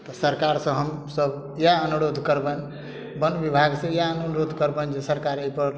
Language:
Maithili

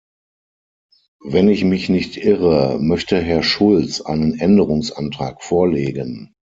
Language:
German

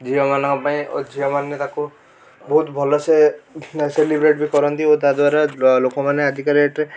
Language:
Odia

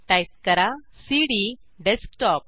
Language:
Marathi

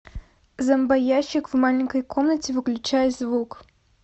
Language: Russian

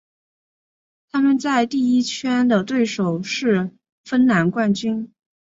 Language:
Chinese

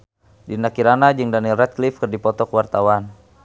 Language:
Sundanese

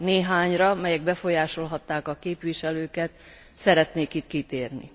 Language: Hungarian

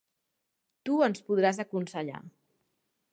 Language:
Catalan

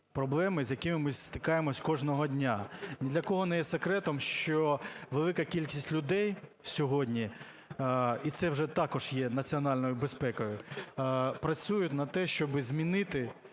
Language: Ukrainian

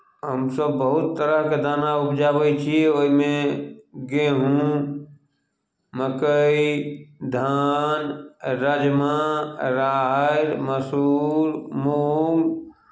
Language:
Maithili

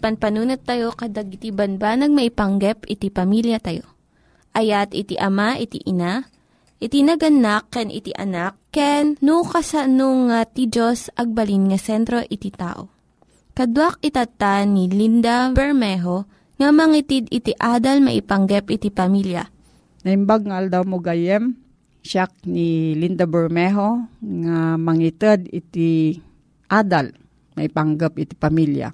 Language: Filipino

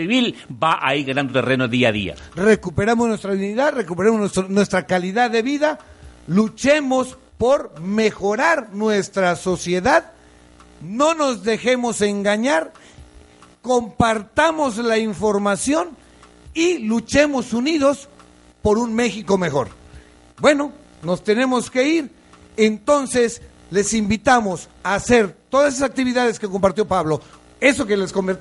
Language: Spanish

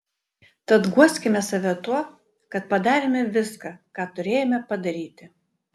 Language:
Lithuanian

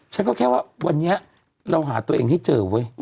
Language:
Thai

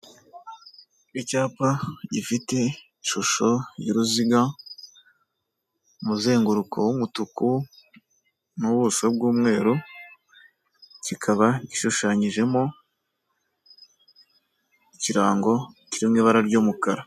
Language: Kinyarwanda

